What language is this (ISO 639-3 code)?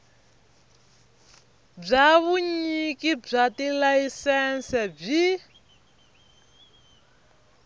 tso